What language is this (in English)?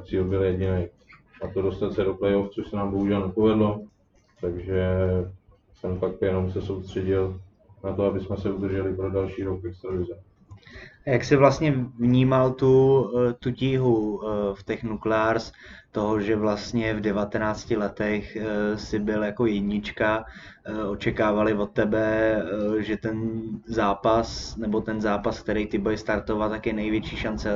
Czech